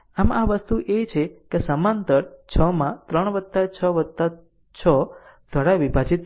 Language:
Gujarati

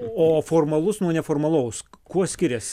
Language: Lithuanian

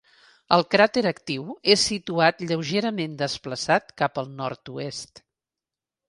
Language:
Catalan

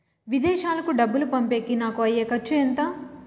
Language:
Telugu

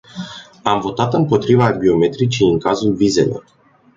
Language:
Romanian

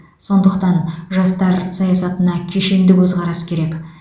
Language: Kazakh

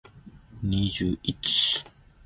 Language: Zulu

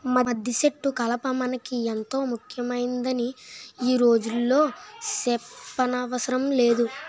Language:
Telugu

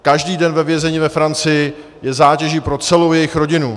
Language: Czech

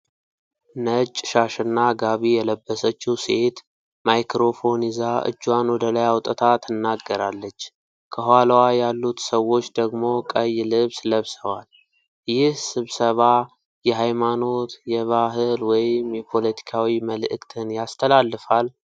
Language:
Amharic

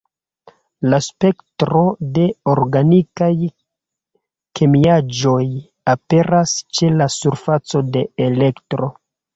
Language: Esperanto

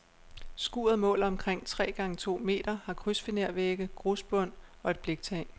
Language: Danish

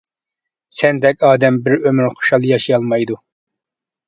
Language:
Uyghur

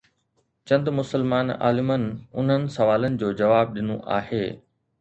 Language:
Sindhi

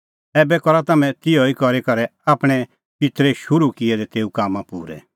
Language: Kullu Pahari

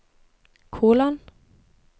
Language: Norwegian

